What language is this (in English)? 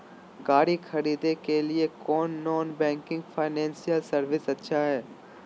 Magahi